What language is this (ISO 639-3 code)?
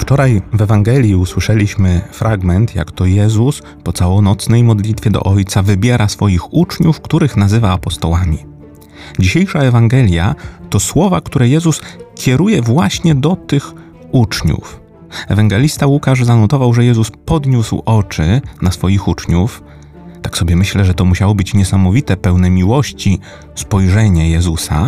pol